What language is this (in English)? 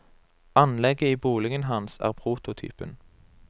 Norwegian